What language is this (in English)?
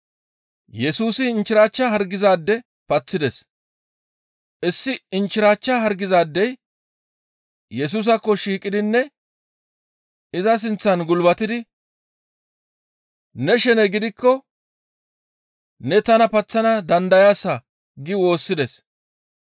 Gamo